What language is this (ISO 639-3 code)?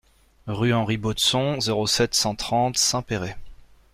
fra